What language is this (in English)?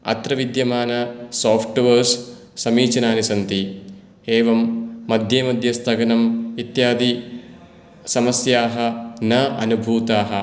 Sanskrit